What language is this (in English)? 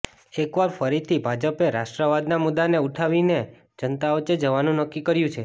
Gujarati